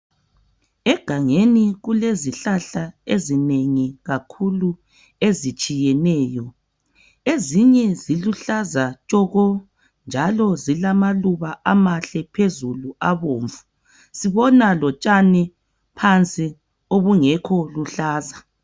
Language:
North Ndebele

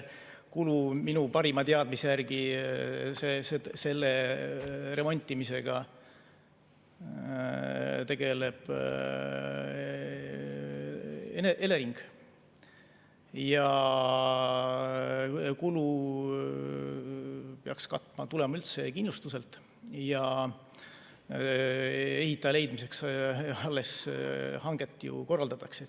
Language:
Estonian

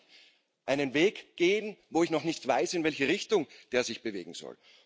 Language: German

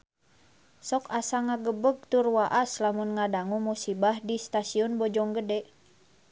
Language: Sundanese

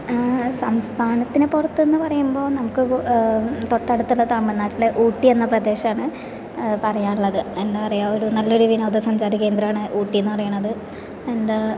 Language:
Malayalam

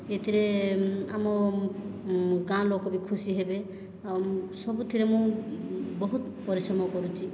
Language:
Odia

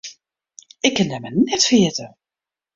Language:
Western Frisian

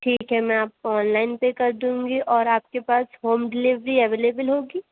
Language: Urdu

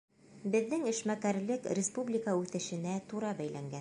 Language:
Bashkir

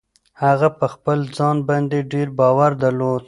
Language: Pashto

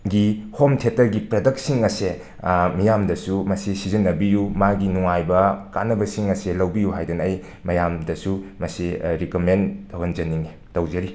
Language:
Manipuri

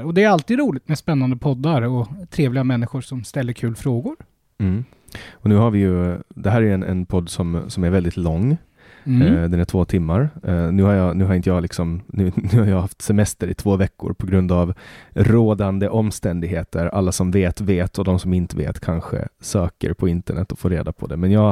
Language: Swedish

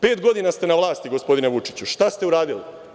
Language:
Serbian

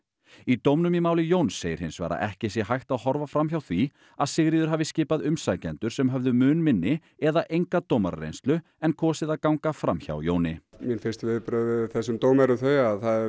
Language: Icelandic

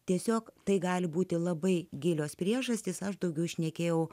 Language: Lithuanian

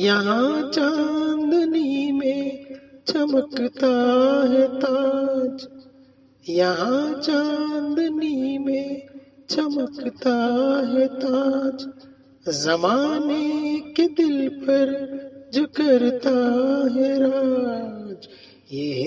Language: Urdu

